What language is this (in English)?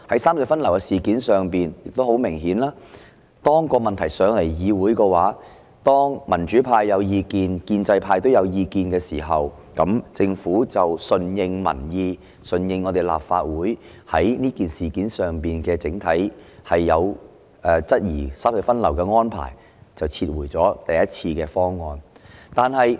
Cantonese